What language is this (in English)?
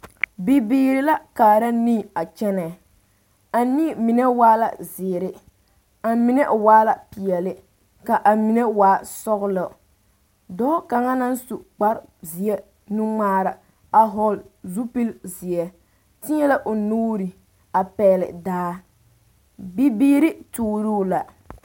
Southern Dagaare